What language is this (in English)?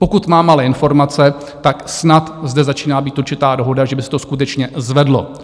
Czech